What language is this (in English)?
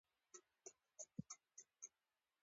Pashto